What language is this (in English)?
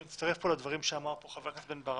Hebrew